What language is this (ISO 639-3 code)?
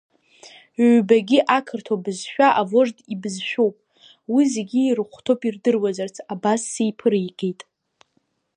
abk